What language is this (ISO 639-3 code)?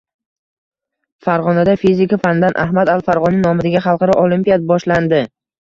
uzb